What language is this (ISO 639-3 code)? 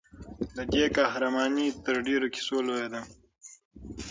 pus